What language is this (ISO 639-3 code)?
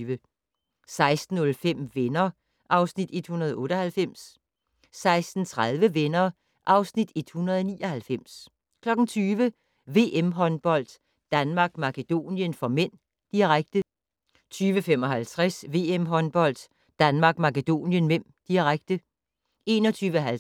dan